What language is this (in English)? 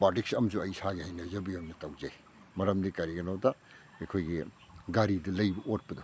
Manipuri